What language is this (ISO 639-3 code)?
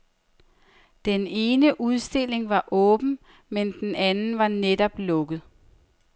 dan